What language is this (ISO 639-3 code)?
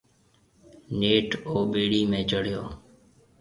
mve